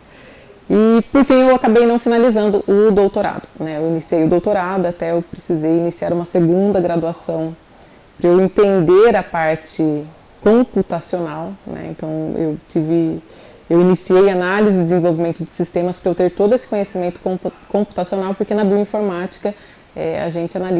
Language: Portuguese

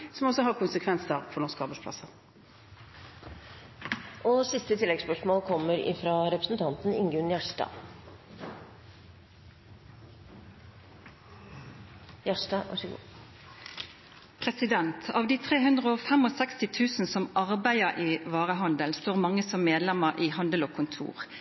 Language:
Norwegian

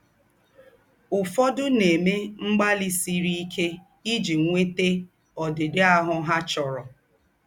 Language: Igbo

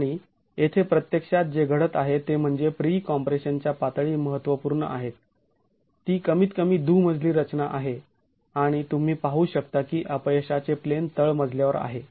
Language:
Marathi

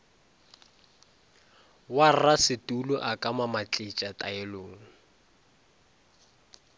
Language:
Northern Sotho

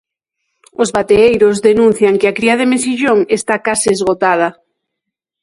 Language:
Galician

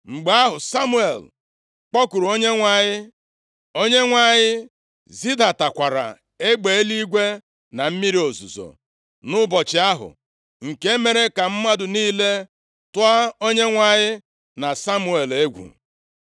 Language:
Igbo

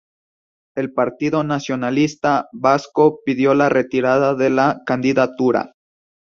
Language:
Spanish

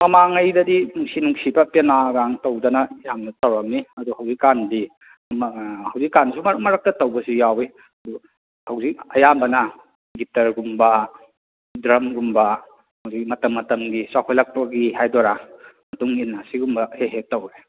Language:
Manipuri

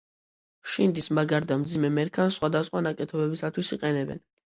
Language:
Georgian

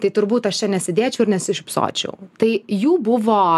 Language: Lithuanian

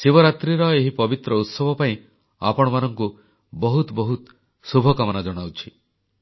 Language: Odia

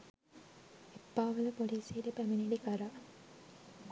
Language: Sinhala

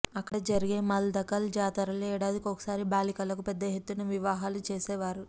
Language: Telugu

